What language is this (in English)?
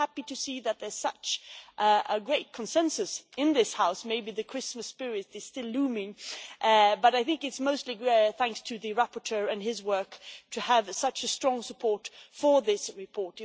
English